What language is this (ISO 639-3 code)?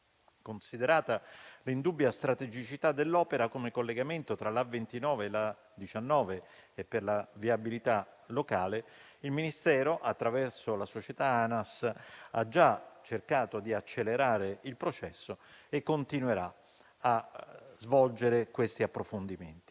ita